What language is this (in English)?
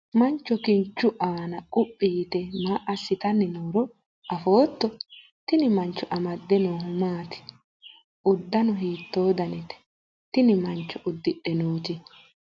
Sidamo